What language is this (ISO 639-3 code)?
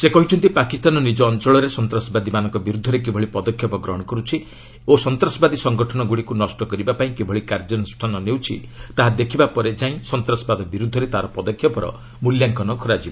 ori